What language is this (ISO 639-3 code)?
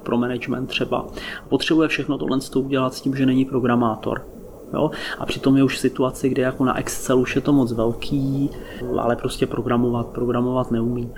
ces